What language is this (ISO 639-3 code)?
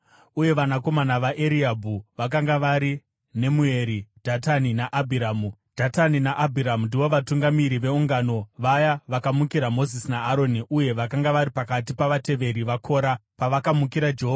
sna